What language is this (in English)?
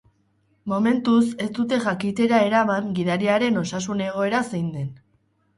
Basque